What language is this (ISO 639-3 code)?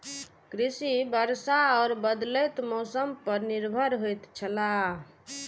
mai